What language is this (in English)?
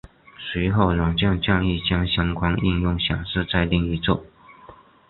Chinese